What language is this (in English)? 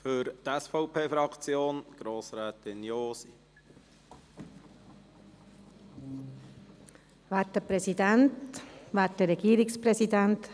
Swiss German